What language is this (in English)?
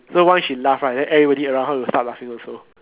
English